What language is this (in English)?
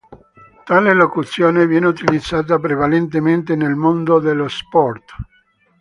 Italian